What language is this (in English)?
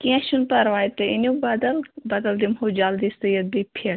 Kashmiri